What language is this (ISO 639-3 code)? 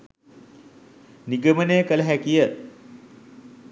sin